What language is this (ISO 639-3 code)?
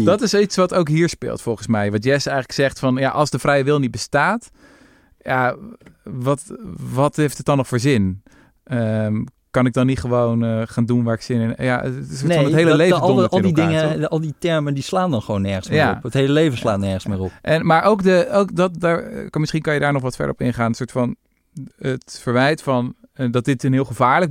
nld